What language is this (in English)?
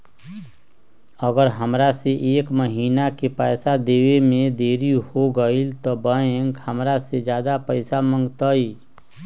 Magahi